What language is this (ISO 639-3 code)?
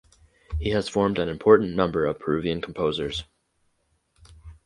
eng